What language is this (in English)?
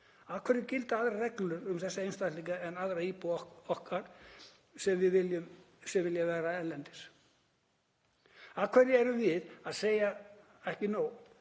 Icelandic